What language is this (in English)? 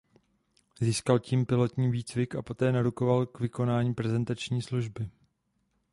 Czech